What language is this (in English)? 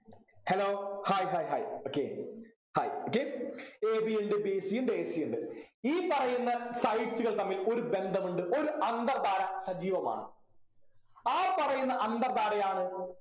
Malayalam